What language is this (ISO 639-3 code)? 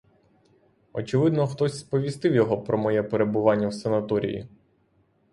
ukr